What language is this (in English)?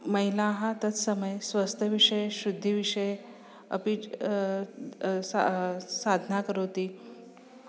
Sanskrit